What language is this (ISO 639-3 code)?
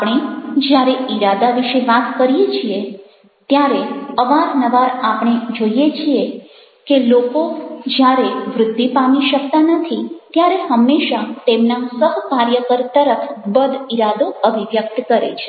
guj